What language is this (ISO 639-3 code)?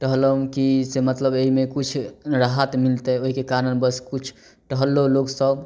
mai